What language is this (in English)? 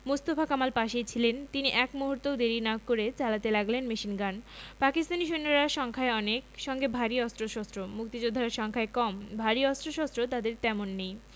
Bangla